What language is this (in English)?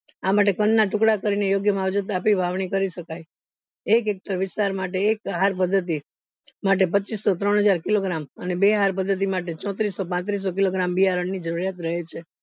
Gujarati